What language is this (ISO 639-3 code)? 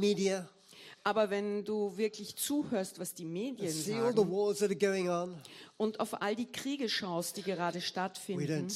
deu